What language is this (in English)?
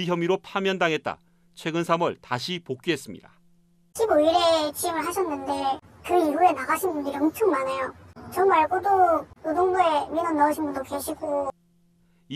Korean